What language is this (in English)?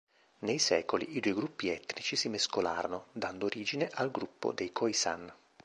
Italian